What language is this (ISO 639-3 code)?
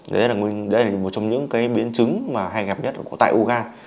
vie